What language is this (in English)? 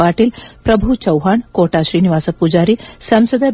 Kannada